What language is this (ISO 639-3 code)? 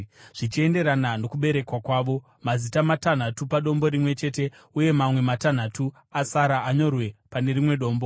sna